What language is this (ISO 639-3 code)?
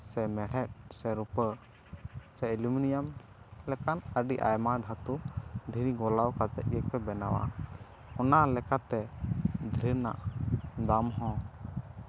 sat